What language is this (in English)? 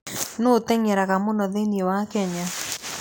Kikuyu